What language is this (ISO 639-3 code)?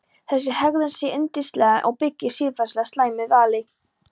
isl